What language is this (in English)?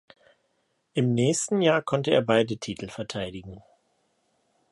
German